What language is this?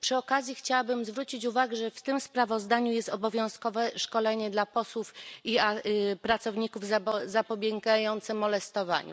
Polish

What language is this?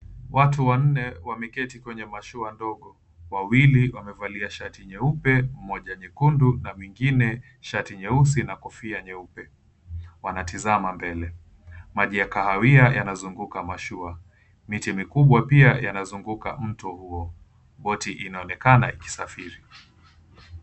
Swahili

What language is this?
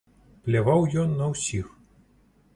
Belarusian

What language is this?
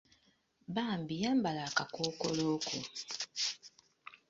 Ganda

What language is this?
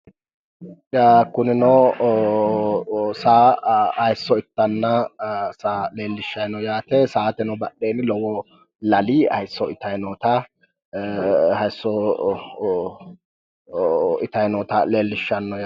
Sidamo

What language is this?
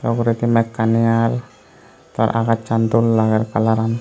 Chakma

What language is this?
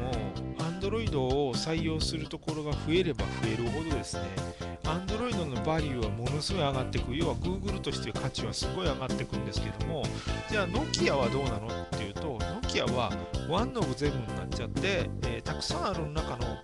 Japanese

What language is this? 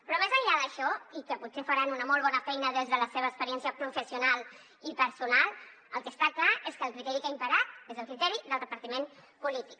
Catalan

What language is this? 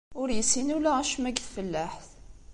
Kabyle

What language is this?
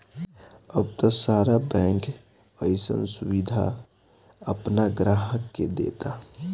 Bhojpuri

